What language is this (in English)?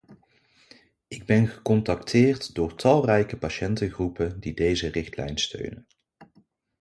Dutch